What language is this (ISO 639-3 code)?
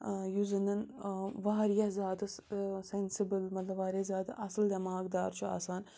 kas